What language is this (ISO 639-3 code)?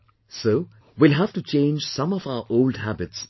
eng